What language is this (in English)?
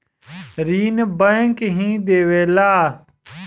Bhojpuri